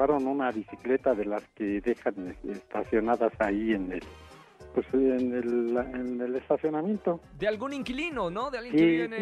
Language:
Spanish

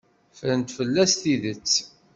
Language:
Kabyle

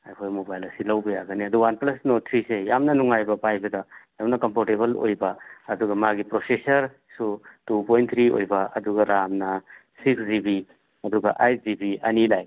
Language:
Manipuri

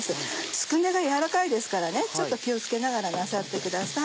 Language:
Japanese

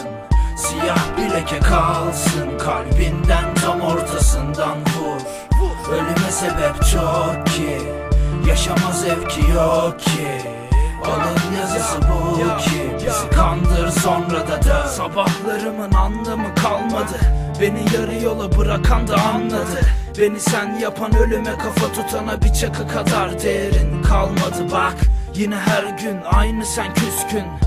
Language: Turkish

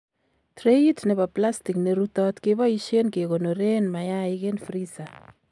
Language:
Kalenjin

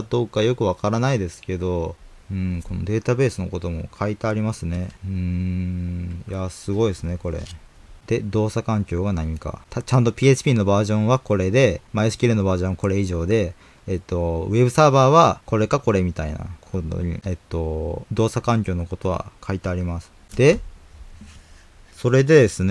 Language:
Japanese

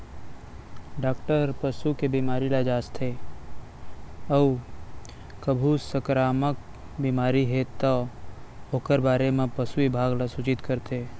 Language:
Chhattisgarhi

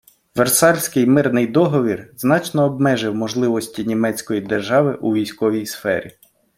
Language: Ukrainian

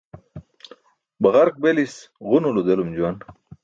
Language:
Burushaski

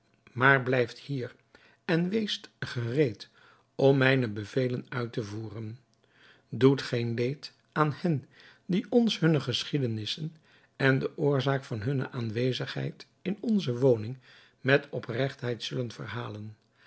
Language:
Dutch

